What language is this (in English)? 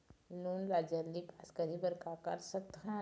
Chhattisgarhi